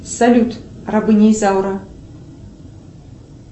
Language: Russian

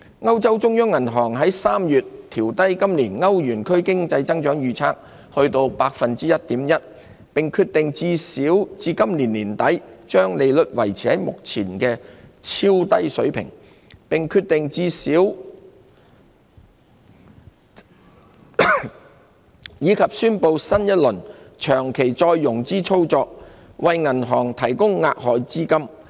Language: Cantonese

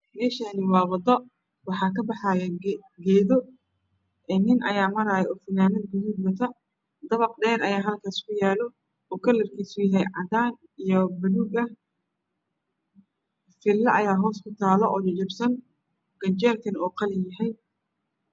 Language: Somali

